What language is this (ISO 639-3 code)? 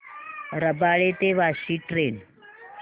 mar